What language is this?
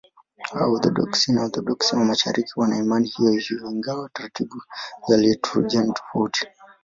Swahili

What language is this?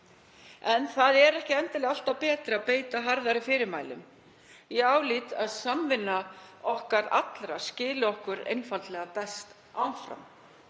Icelandic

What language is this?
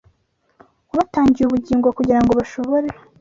Kinyarwanda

